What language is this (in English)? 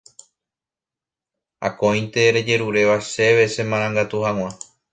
Guarani